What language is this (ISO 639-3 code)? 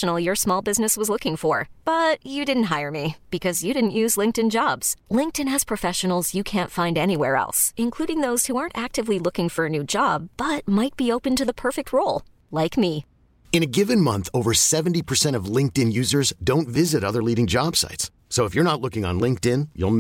fin